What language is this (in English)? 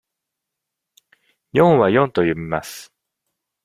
Japanese